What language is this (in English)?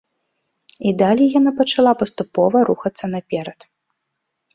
Belarusian